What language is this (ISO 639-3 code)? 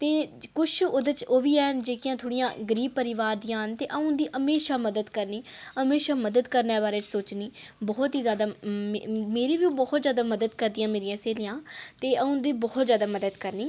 doi